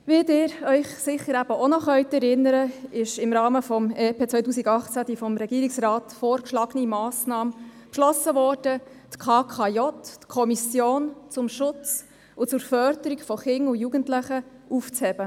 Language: Swiss German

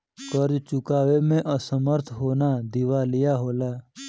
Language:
Bhojpuri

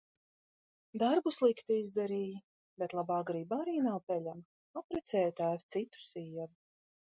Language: Latvian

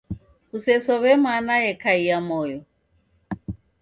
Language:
Taita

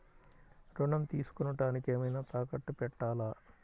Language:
Telugu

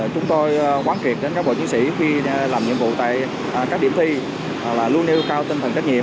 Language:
Vietnamese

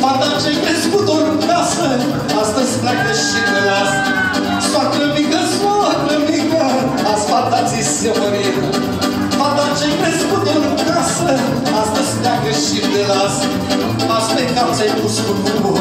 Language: Romanian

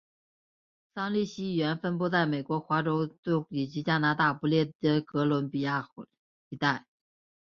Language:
Chinese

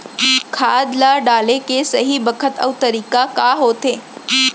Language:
Chhattisgarhi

